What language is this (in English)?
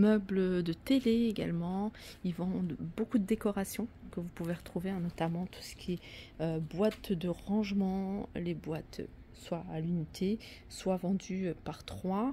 French